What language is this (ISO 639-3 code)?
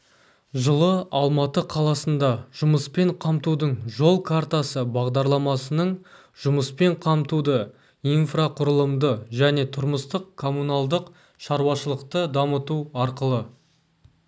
kaz